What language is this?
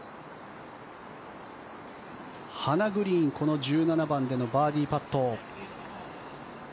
Japanese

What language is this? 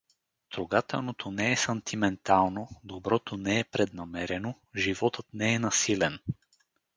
Bulgarian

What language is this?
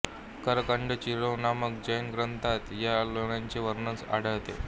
Marathi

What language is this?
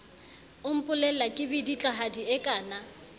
Southern Sotho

